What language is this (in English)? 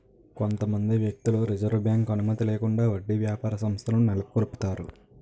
Telugu